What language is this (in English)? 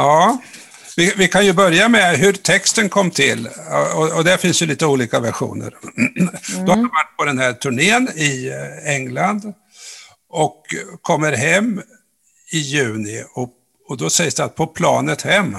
Swedish